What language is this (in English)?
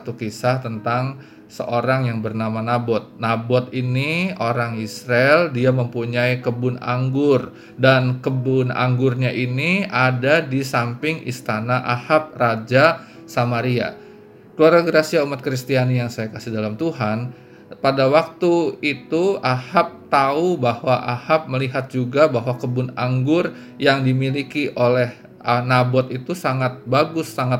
Indonesian